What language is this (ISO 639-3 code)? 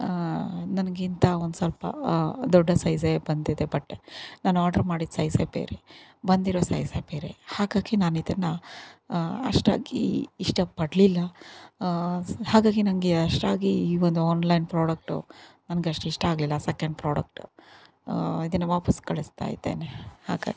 kan